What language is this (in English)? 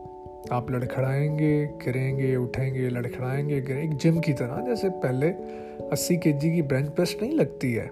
Urdu